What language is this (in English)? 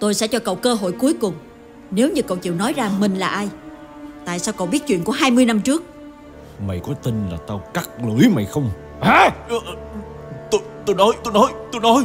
Vietnamese